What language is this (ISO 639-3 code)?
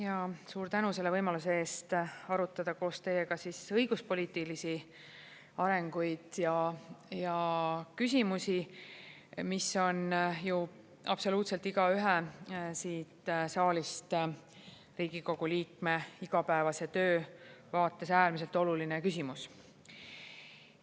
est